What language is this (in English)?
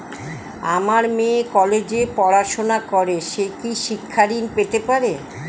Bangla